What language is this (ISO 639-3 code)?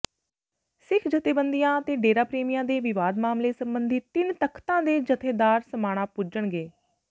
pan